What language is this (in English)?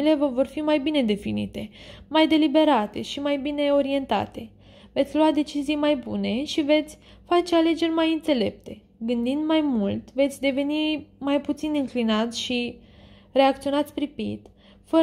Romanian